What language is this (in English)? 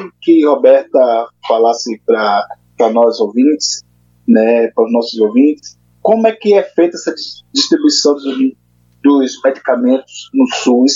Portuguese